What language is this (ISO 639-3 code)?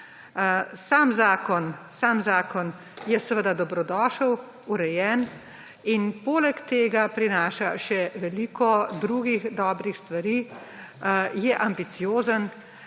slv